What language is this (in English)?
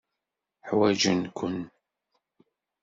Kabyle